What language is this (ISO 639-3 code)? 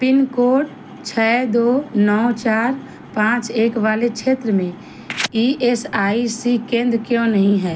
hin